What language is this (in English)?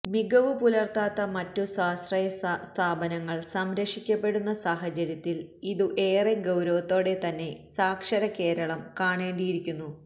Malayalam